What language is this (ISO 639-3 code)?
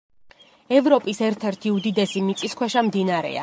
kat